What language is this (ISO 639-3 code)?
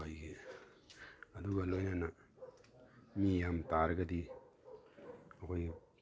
mni